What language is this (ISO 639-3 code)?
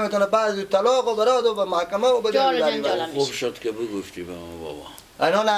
fas